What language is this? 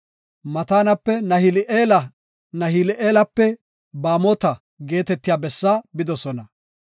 Gofa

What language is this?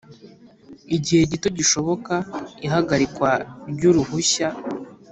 Kinyarwanda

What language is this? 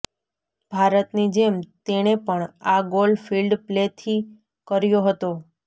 Gujarati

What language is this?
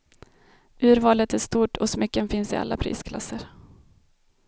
Swedish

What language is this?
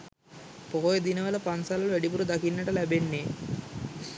Sinhala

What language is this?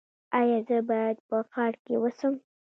Pashto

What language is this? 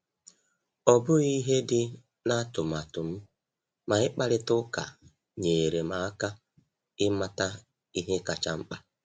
Igbo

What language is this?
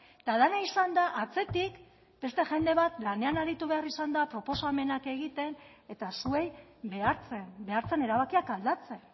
Basque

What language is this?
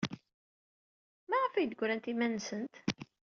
Kabyle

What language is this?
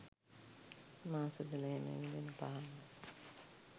Sinhala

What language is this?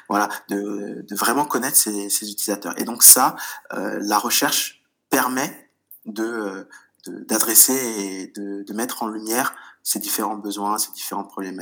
French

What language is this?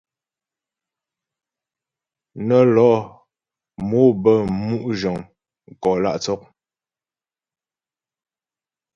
Ghomala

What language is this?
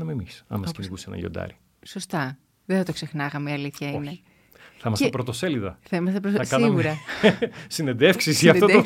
Greek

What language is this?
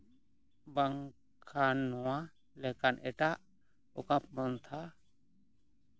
Santali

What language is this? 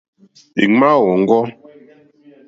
Mokpwe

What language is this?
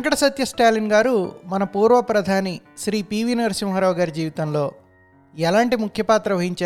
Telugu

